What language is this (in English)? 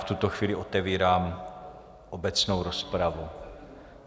Czech